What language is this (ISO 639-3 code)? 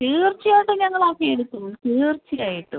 mal